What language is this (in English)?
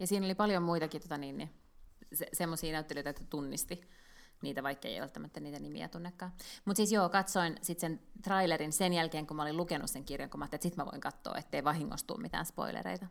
Finnish